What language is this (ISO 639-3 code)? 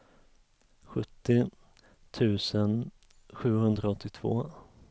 swe